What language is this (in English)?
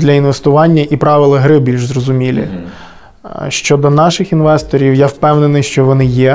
Ukrainian